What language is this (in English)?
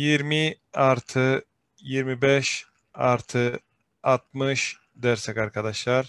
Turkish